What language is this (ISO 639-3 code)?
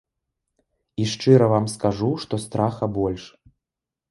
bel